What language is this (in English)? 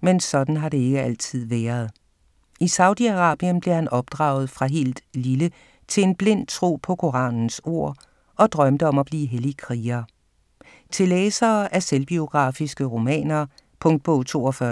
Danish